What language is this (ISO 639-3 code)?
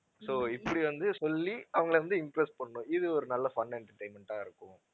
tam